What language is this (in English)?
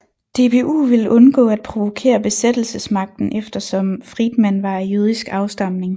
Danish